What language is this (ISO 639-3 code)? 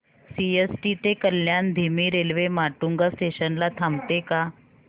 mar